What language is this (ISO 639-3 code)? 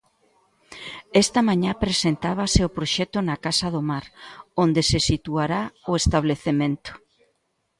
glg